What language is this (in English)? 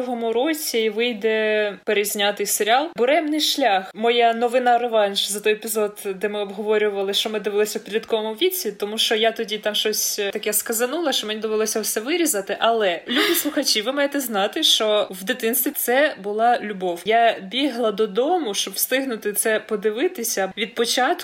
Ukrainian